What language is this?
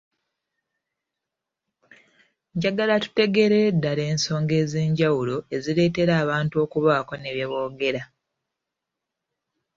Ganda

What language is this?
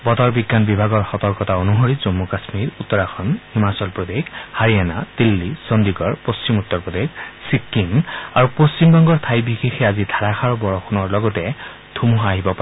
Assamese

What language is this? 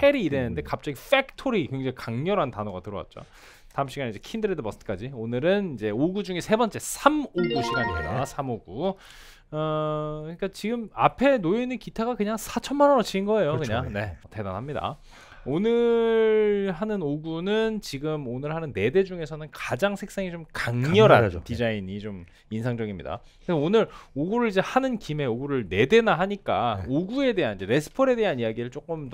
Korean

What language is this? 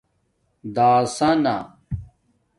Domaaki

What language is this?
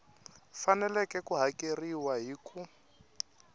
Tsonga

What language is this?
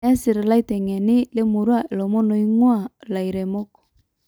Masai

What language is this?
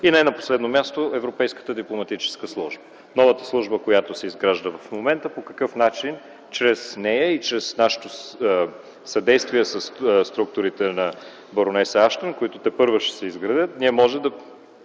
Bulgarian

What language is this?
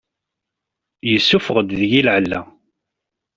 Kabyle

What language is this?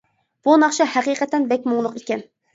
Uyghur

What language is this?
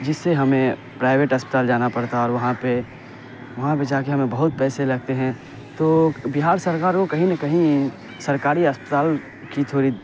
Urdu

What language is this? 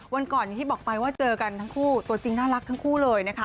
Thai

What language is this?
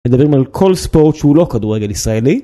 Hebrew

